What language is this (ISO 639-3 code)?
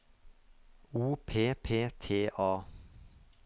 nor